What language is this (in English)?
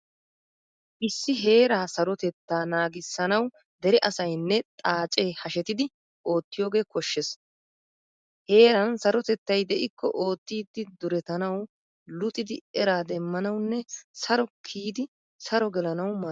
Wolaytta